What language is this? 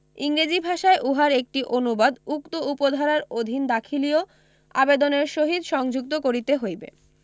Bangla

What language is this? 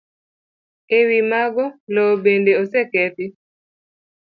Luo (Kenya and Tanzania)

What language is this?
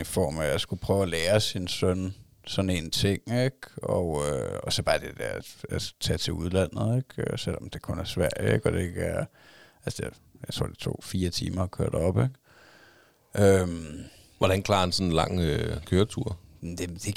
Danish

